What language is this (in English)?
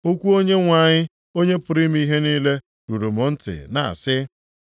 Igbo